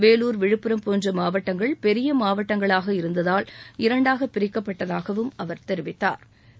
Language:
Tamil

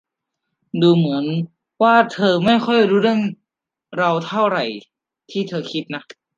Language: Thai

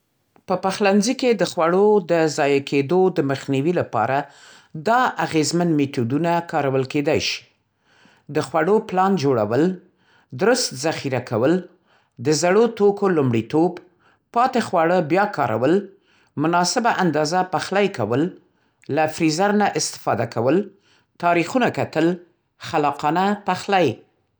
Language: Central Pashto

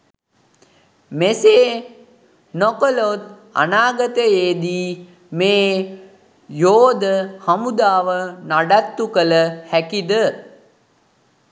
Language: Sinhala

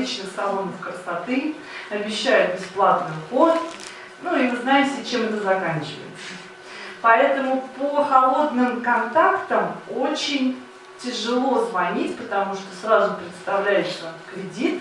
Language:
Russian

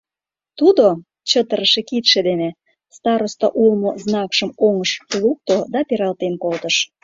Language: Mari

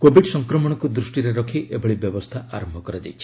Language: Odia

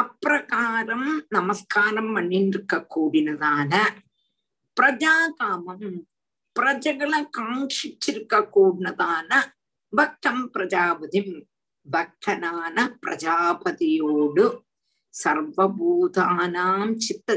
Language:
Tamil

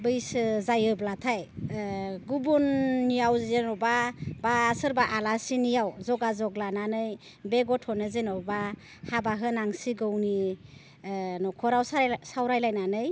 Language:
Bodo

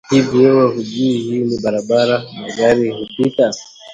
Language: Swahili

